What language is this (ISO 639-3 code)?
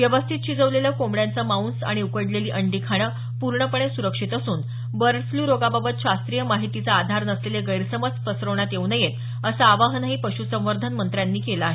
mar